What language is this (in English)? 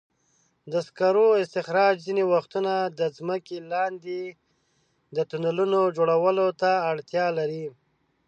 Pashto